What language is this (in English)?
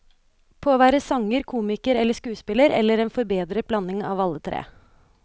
Norwegian